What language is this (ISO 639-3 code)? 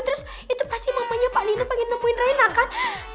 ind